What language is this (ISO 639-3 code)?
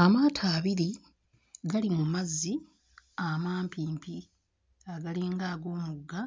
lug